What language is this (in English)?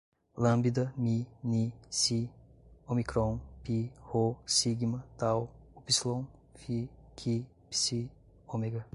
Portuguese